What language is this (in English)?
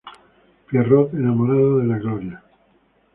Spanish